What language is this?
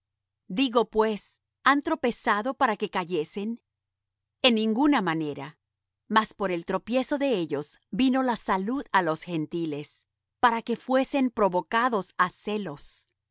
Spanish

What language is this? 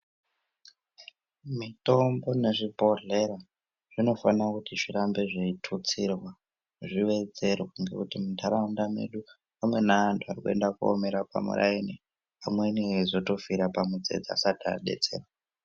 Ndau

